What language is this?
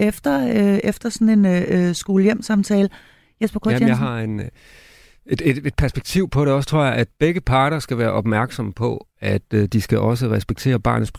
Danish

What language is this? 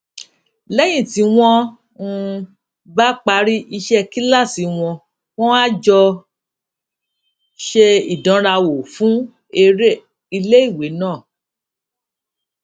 Yoruba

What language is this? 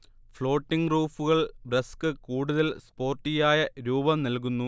Malayalam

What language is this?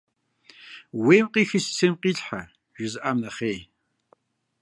Kabardian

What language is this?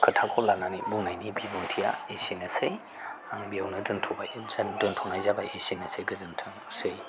Bodo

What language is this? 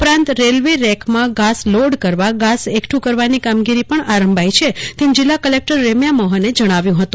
Gujarati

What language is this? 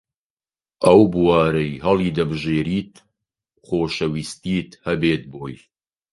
Central Kurdish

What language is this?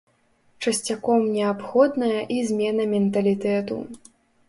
Belarusian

